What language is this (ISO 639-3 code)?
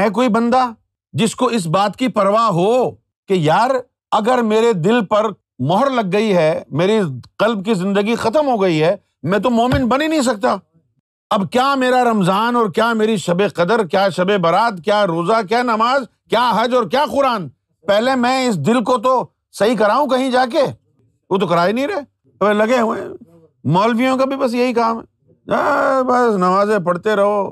urd